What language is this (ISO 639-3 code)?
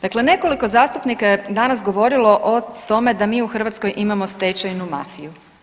hrv